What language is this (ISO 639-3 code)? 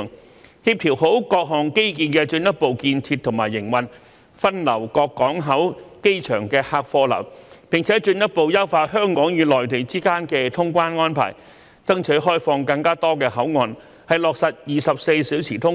yue